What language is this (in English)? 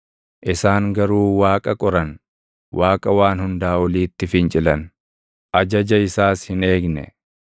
Oromo